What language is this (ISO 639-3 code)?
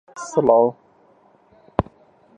ckb